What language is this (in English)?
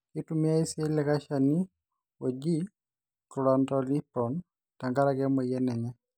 Masai